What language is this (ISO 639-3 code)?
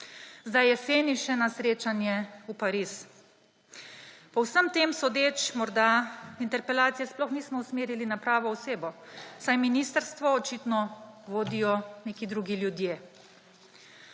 slv